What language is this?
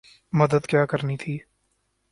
Urdu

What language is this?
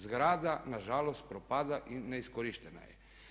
Croatian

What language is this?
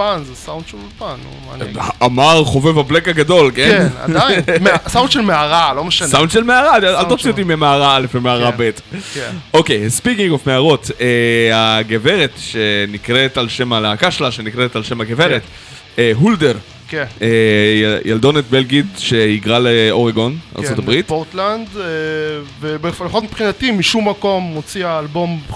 Hebrew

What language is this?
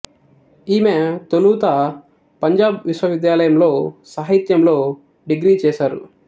Telugu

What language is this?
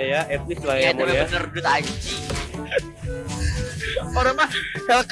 Indonesian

